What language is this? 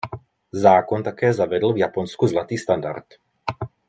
Czech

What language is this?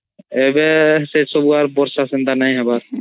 Odia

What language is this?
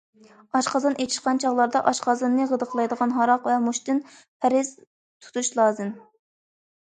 Uyghur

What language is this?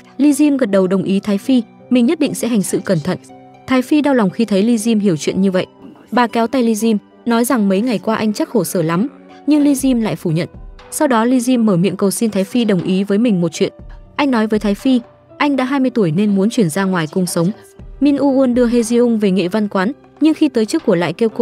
Vietnamese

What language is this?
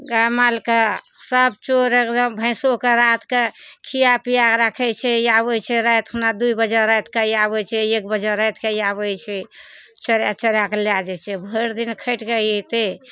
Maithili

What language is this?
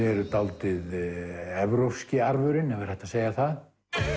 Icelandic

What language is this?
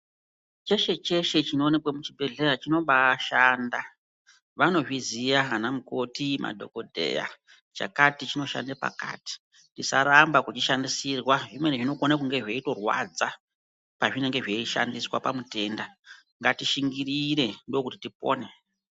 Ndau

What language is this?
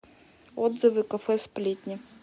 Russian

